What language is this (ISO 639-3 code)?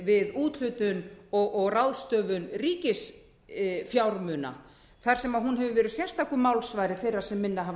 isl